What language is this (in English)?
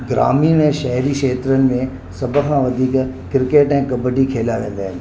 Sindhi